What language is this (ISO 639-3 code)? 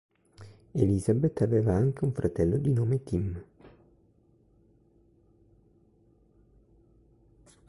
ita